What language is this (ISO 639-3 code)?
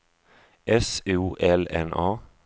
swe